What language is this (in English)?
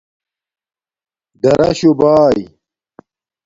Domaaki